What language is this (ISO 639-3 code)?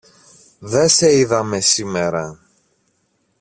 ell